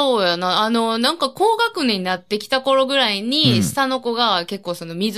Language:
Japanese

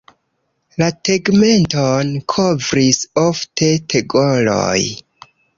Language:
Esperanto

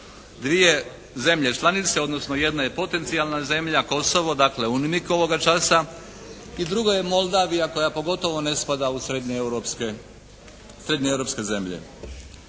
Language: Croatian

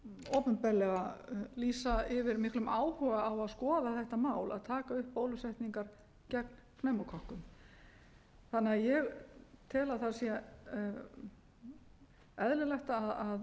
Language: Icelandic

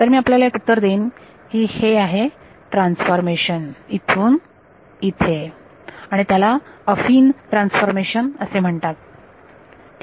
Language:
Marathi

